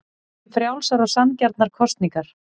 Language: Icelandic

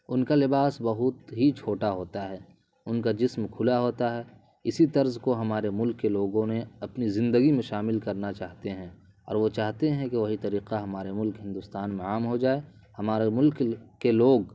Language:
Urdu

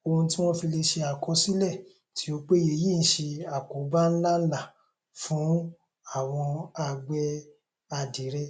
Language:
Yoruba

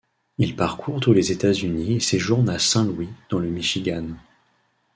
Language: French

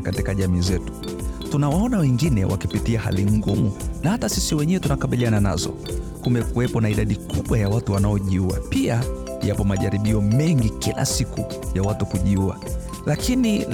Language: Swahili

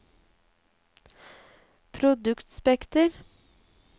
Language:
Norwegian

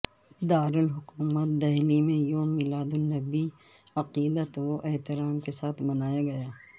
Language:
Urdu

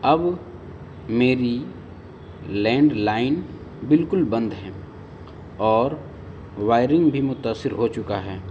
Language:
Urdu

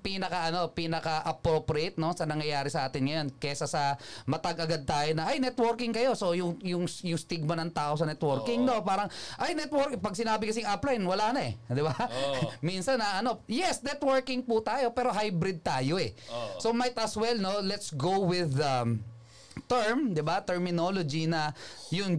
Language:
Filipino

